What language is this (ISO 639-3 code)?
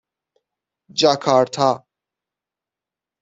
fas